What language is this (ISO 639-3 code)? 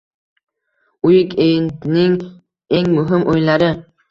uzb